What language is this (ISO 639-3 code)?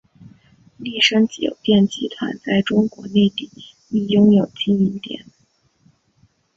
zho